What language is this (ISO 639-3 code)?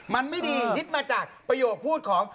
tha